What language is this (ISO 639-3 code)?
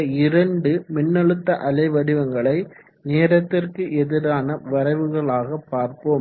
tam